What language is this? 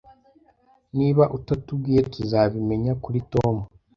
Kinyarwanda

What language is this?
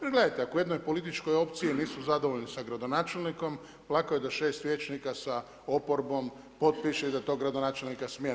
Croatian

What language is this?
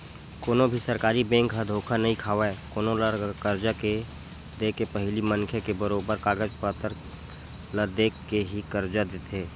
Chhattisgarhi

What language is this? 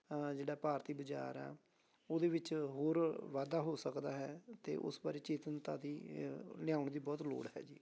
Punjabi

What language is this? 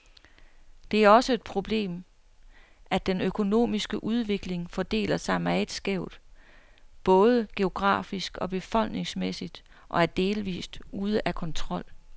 Danish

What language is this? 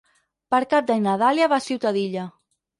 Catalan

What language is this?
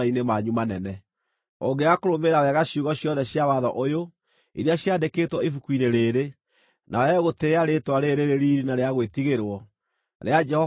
Kikuyu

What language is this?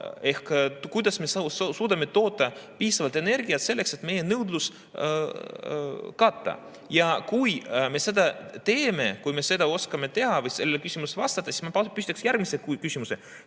Estonian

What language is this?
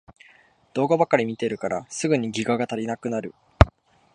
Japanese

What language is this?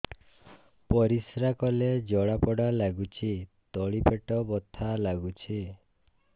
Odia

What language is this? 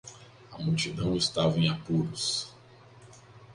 Portuguese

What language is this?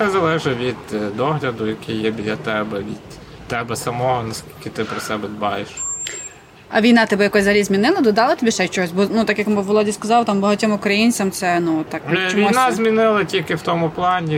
Ukrainian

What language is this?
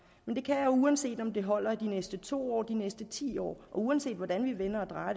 Danish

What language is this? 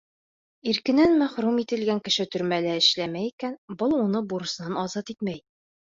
Bashkir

